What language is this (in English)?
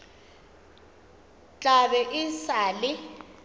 Northern Sotho